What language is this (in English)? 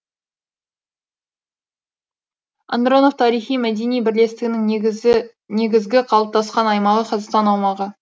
Kazakh